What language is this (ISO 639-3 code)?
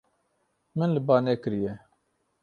kur